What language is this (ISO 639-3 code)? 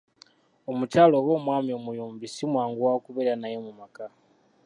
lug